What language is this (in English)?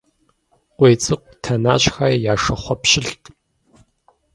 Kabardian